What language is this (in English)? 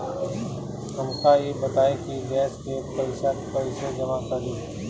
Bhojpuri